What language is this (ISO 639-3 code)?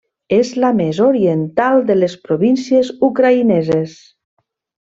cat